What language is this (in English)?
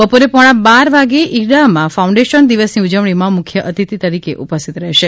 Gujarati